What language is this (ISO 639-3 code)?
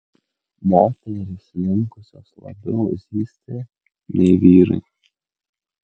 lit